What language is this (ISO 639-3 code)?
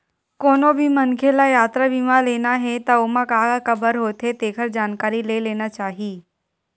hne